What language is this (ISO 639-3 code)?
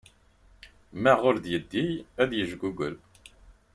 kab